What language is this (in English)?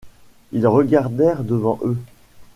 French